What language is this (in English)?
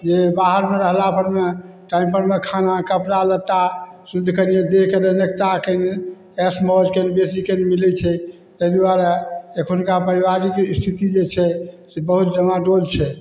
Maithili